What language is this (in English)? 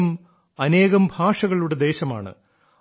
Malayalam